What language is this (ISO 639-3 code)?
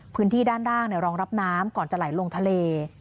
tha